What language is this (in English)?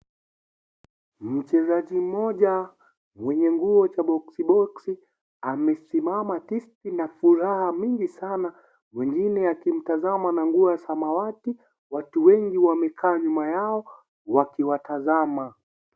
Swahili